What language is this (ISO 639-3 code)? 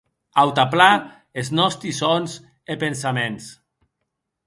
oci